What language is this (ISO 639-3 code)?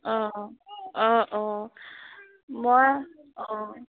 asm